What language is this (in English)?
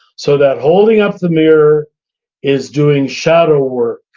English